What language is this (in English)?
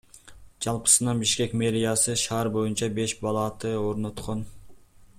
Kyrgyz